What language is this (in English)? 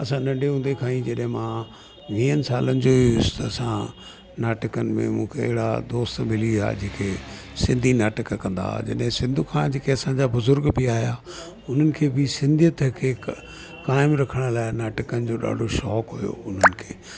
Sindhi